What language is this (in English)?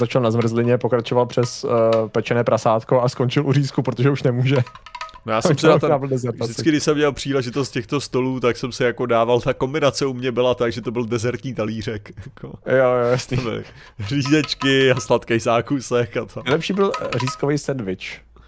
Czech